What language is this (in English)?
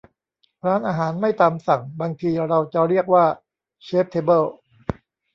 Thai